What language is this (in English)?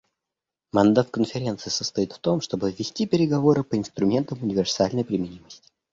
Russian